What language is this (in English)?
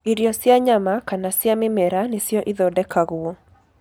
Kikuyu